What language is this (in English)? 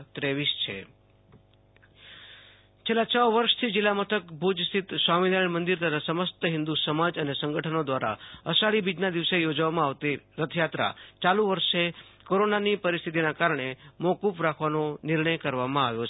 Gujarati